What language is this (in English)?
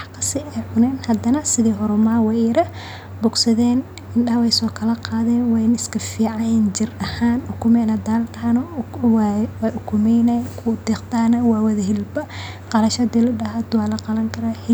Somali